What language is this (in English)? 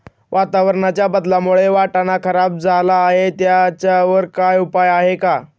Marathi